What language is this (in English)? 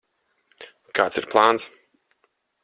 Latvian